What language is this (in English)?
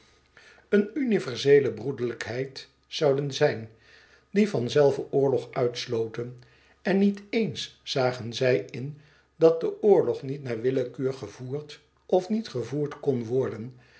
Dutch